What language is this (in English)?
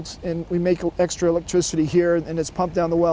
Indonesian